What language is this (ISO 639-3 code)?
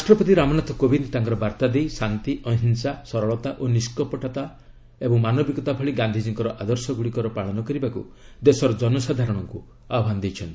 ori